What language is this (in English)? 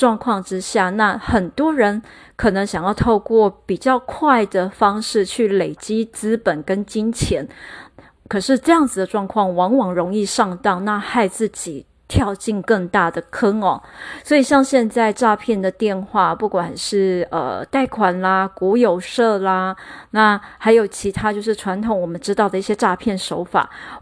Chinese